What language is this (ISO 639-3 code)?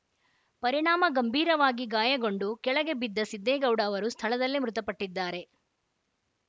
kan